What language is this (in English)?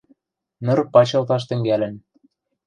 Western Mari